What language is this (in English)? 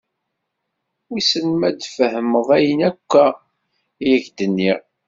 Kabyle